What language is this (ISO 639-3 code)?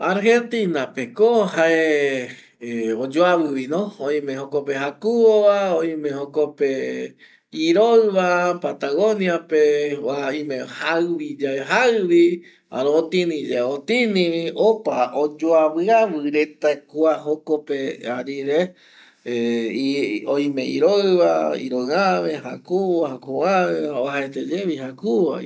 gui